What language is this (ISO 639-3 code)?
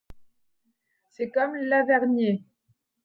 fra